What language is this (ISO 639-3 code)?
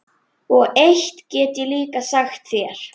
isl